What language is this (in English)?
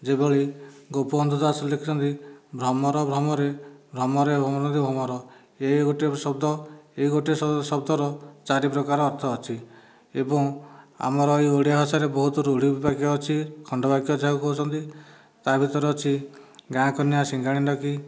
Odia